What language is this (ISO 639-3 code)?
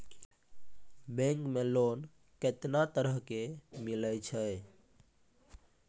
mai